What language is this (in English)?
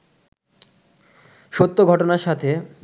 Bangla